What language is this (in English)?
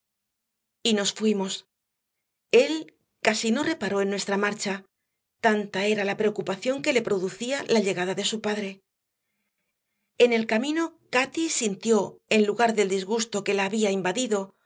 Spanish